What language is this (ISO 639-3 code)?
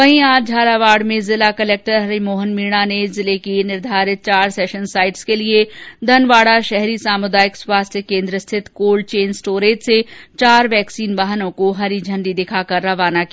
hin